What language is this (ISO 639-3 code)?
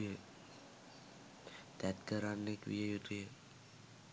sin